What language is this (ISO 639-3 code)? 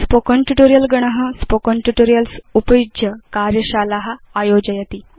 san